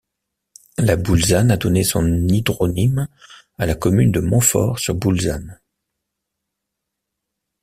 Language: French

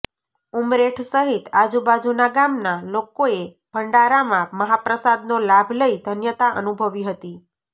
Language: Gujarati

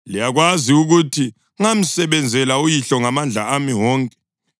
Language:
North Ndebele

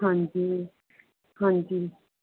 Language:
Punjabi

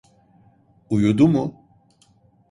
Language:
Turkish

